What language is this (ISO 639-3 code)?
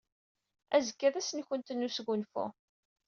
kab